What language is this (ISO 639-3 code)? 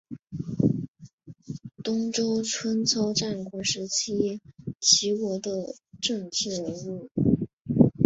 zho